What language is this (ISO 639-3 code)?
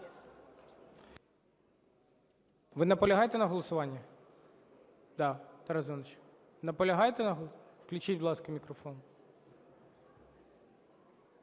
ukr